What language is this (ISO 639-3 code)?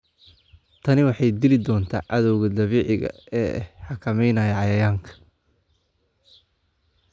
som